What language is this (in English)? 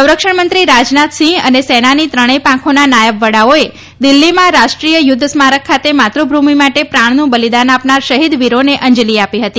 Gujarati